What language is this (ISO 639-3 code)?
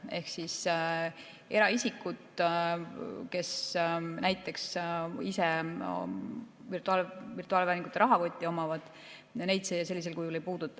est